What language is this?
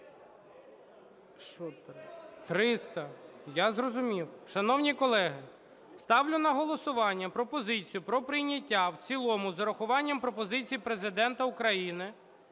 Ukrainian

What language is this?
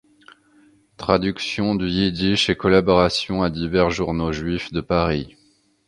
French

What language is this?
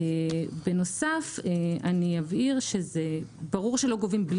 Hebrew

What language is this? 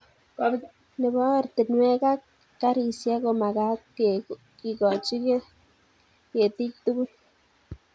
Kalenjin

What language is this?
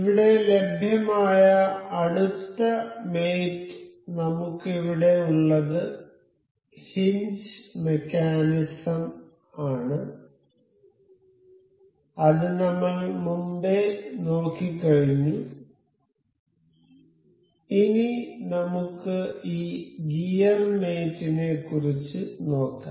Malayalam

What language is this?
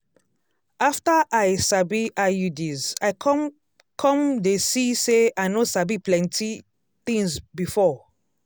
Nigerian Pidgin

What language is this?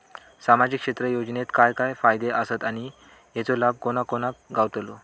Marathi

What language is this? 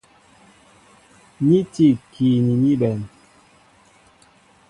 Mbo (Cameroon)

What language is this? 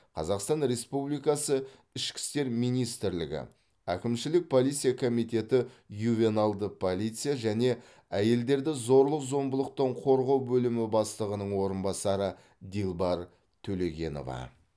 Kazakh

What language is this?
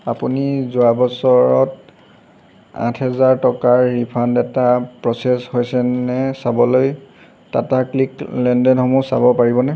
Assamese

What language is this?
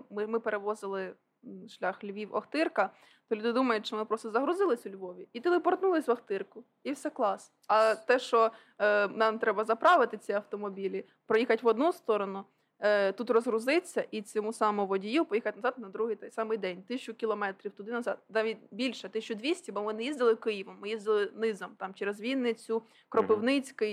Ukrainian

